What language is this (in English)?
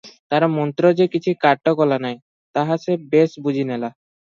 Odia